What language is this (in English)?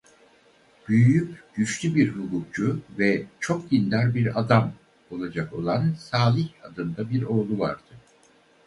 Turkish